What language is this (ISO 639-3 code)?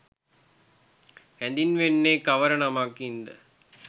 sin